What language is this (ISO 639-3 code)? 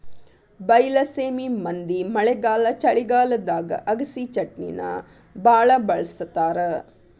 kan